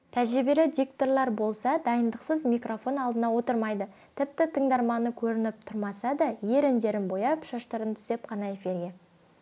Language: Kazakh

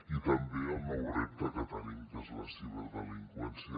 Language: Catalan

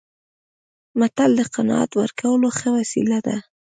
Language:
Pashto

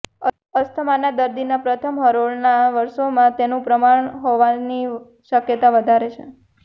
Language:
Gujarati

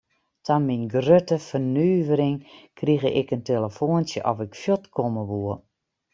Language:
Western Frisian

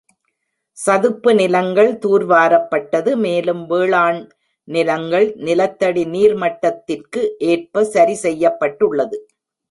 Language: Tamil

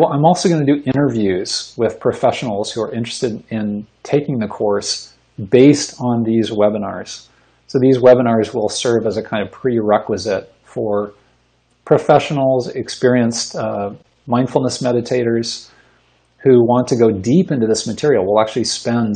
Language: English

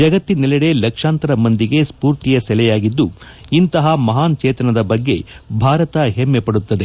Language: Kannada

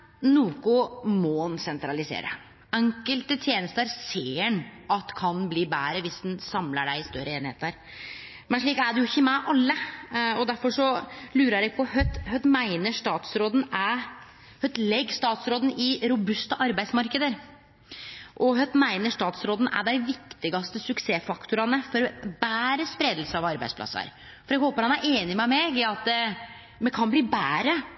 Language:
Norwegian Nynorsk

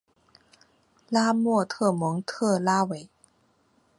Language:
Chinese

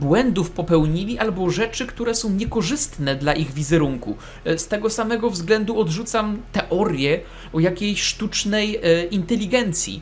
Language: Polish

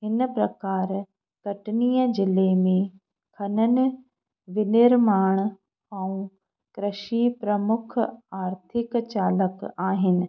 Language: Sindhi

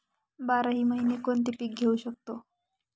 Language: Marathi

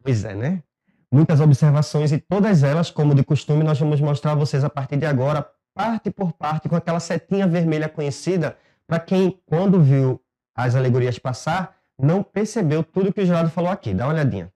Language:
Portuguese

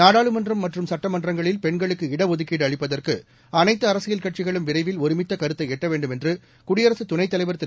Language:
Tamil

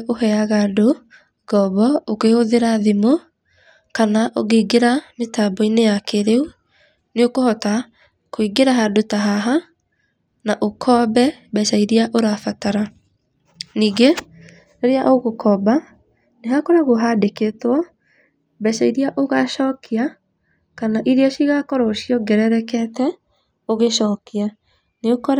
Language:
Kikuyu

